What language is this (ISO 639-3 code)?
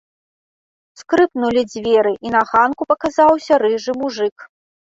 bel